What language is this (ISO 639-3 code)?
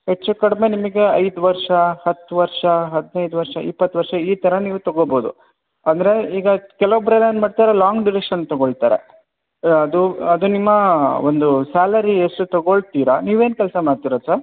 kan